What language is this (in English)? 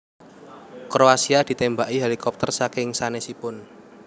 Javanese